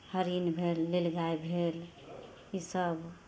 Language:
Maithili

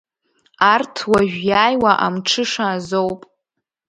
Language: Abkhazian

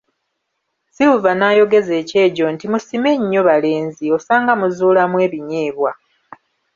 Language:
Ganda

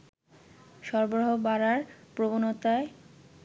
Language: Bangla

